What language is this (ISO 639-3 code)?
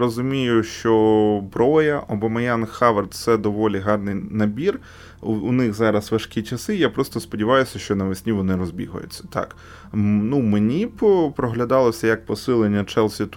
ukr